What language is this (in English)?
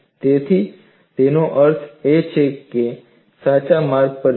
Gujarati